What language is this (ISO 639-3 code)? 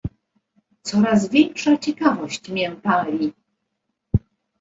pol